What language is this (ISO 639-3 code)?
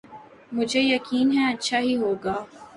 urd